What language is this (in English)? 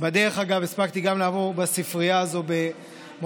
Hebrew